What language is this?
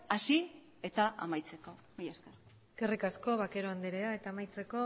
Basque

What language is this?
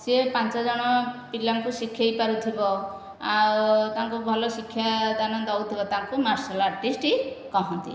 Odia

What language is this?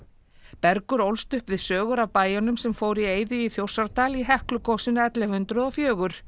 Icelandic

